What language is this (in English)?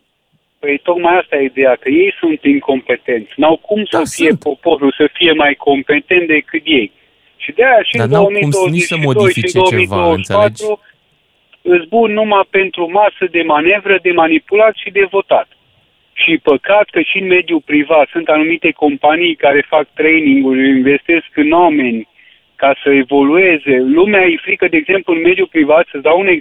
Romanian